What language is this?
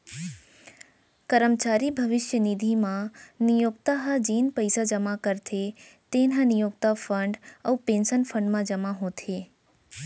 Chhattisgarhi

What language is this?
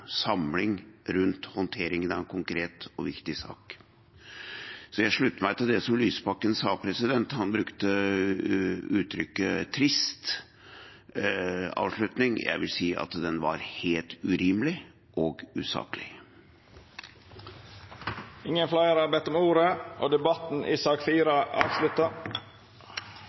Norwegian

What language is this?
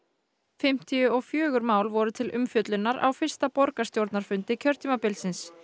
Icelandic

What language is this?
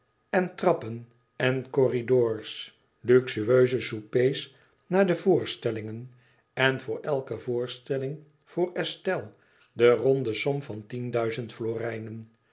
Dutch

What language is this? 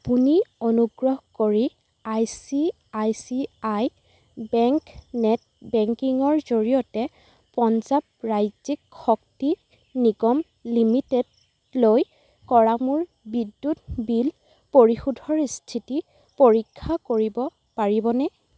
Assamese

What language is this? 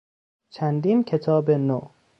Persian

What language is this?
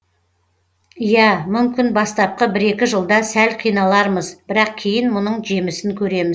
Kazakh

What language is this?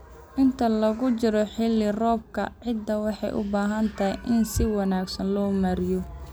Somali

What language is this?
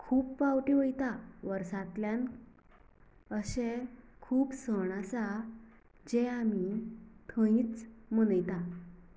Konkani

